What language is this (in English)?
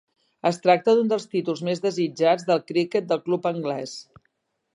Catalan